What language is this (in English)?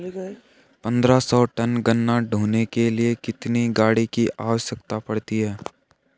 Hindi